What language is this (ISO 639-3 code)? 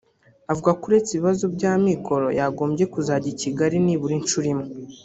kin